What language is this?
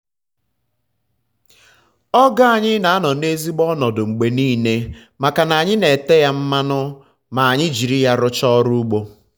Igbo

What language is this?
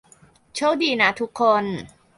Thai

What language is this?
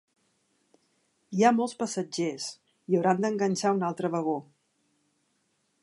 Catalan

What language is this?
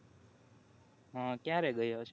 Gujarati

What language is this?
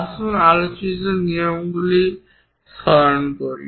Bangla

